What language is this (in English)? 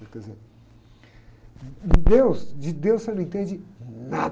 Portuguese